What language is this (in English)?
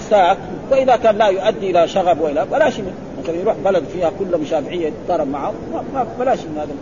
Arabic